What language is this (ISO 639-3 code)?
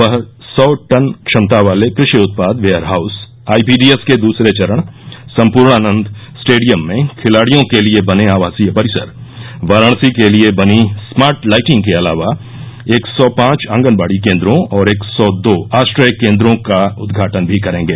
hin